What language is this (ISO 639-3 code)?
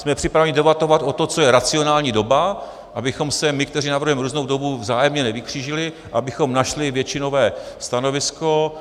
ces